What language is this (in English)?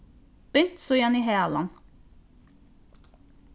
Faroese